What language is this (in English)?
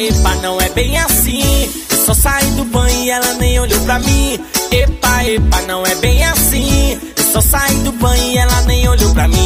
Danish